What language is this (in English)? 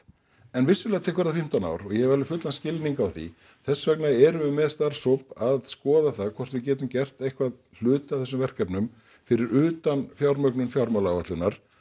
Icelandic